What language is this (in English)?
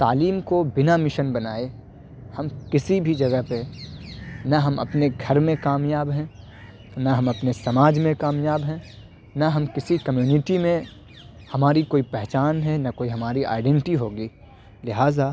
Urdu